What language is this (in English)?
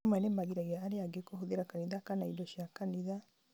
Kikuyu